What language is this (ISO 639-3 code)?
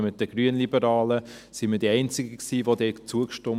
gsw